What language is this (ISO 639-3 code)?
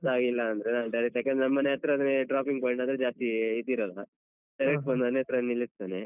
kan